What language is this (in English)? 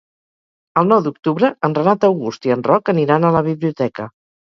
Catalan